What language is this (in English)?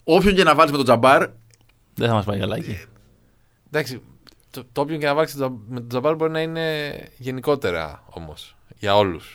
Greek